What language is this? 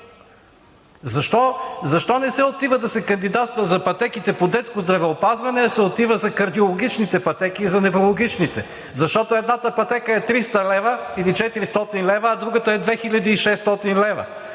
Bulgarian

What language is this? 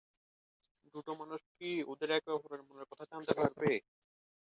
Bangla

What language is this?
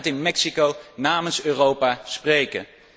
Dutch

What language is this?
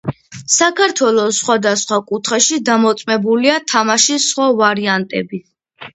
Georgian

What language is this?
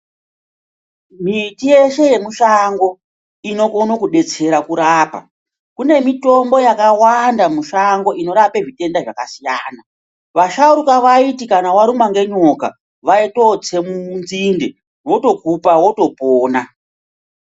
Ndau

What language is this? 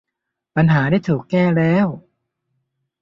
Thai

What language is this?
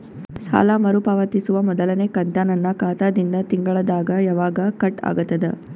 Kannada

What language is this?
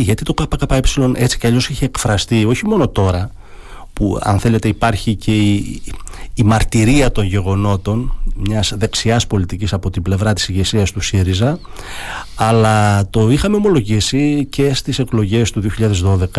Greek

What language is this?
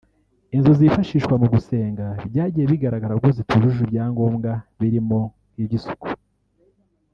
Kinyarwanda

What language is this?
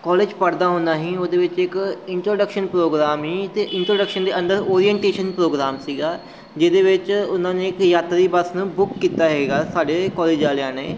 Punjabi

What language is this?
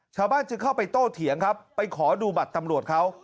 Thai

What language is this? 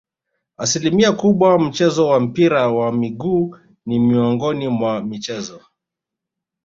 Swahili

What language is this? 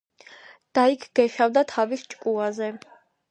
Georgian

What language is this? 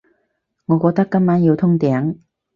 Cantonese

